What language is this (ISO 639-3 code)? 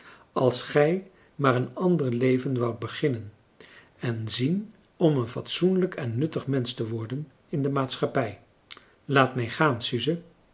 nld